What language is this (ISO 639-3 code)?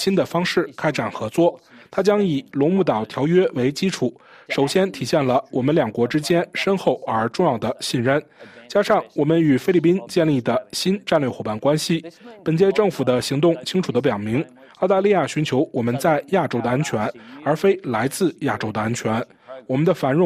zho